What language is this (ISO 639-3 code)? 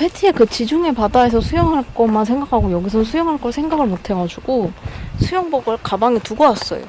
kor